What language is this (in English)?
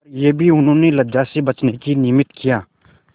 Hindi